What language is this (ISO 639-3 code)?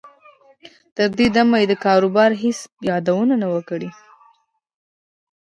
pus